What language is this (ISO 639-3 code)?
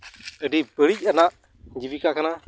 sat